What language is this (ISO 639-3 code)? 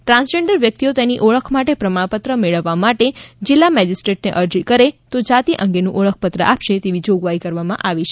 guj